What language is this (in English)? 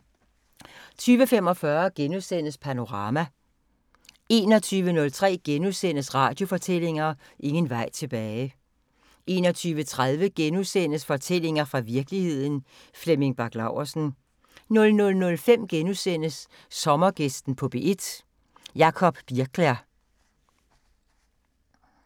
Danish